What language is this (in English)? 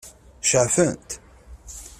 Kabyle